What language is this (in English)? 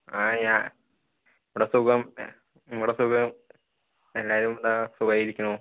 Malayalam